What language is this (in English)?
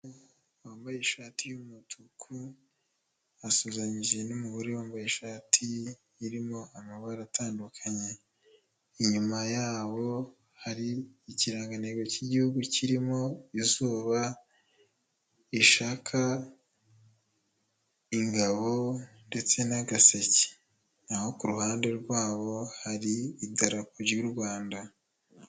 Kinyarwanda